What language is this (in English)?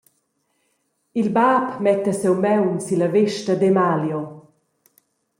Romansh